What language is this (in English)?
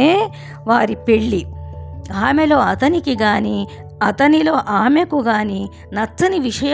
Telugu